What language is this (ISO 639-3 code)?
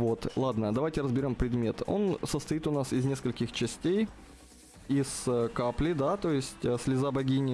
rus